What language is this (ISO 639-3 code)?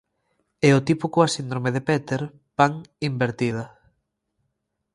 glg